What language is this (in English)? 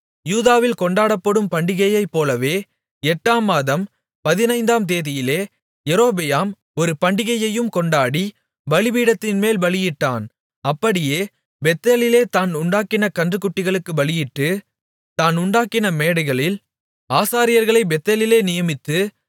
Tamil